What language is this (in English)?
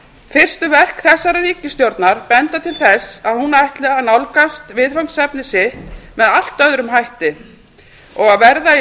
Icelandic